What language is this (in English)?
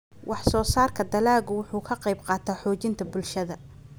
Somali